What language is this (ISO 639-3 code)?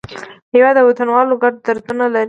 pus